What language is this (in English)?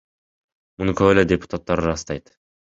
Kyrgyz